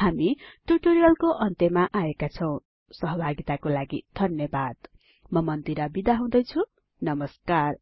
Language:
Nepali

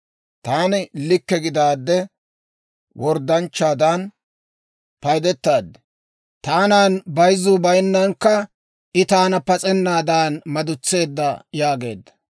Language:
Dawro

